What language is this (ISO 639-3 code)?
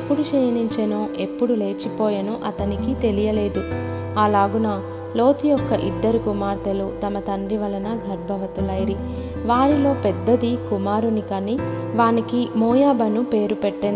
tel